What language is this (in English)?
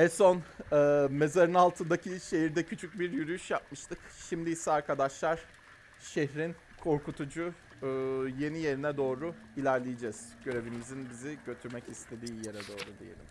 Turkish